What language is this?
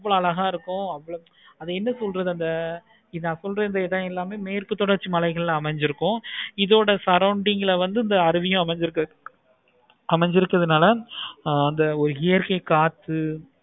Tamil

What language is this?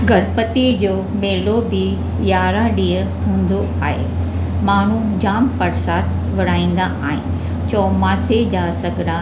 Sindhi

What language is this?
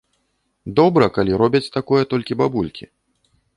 Belarusian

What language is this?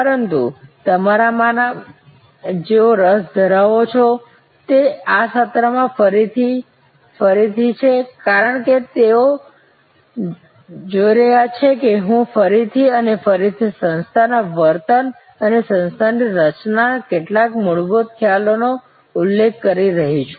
Gujarati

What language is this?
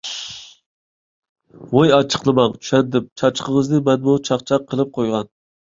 Uyghur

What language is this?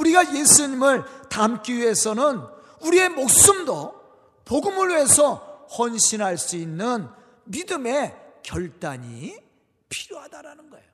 Korean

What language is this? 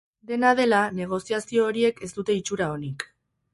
Basque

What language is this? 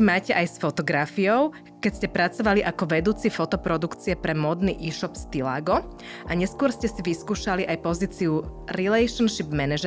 Slovak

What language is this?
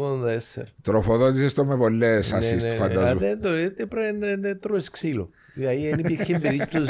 Greek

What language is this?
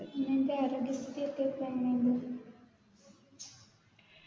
Malayalam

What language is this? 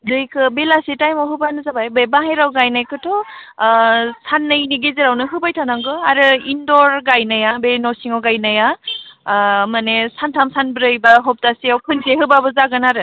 Bodo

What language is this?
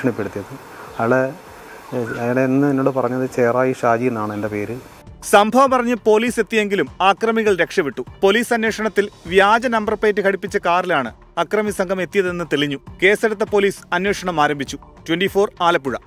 Malayalam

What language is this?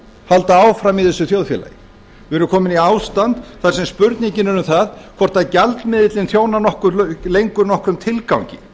Icelandic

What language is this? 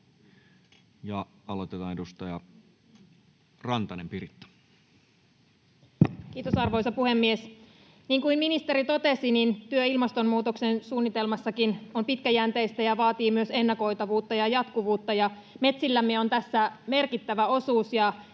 Finnish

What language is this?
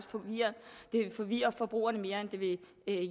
Danish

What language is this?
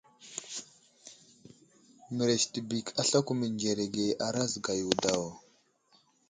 Wuzlam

